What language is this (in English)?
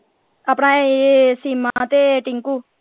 Punjabi